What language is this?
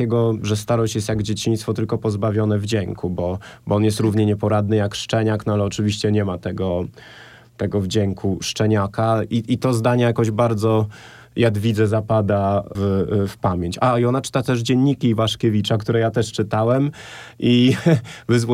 Polish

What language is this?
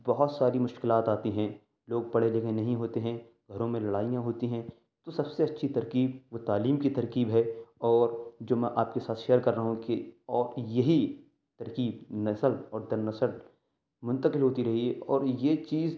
Urdu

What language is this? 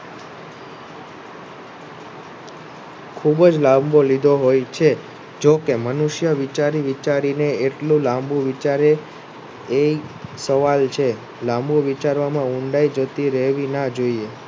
Gujarati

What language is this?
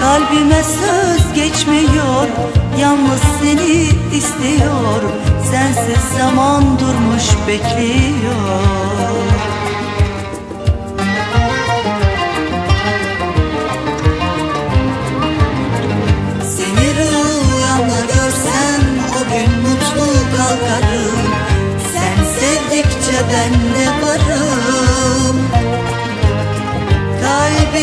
Turkish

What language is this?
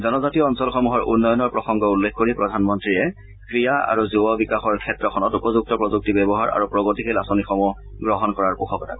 Assamese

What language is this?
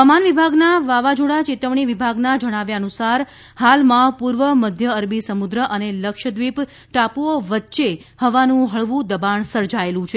Gujarati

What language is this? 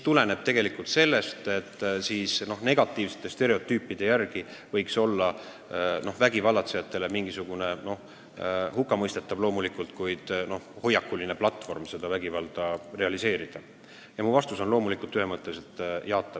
Estonian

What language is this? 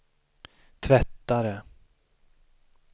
Swedish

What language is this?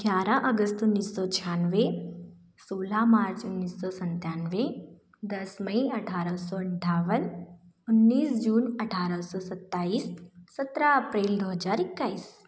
Hindi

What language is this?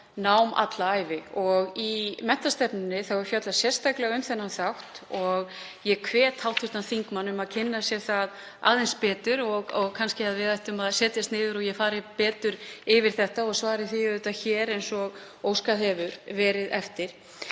Icelandic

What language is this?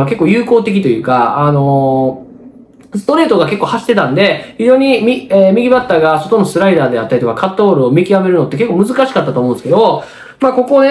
Japanese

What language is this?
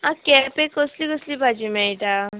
Konkani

